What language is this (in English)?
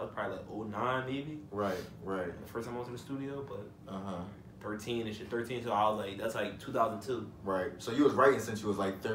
English